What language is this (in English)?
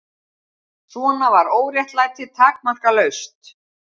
Icelandic